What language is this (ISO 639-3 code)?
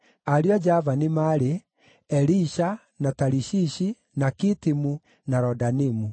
kik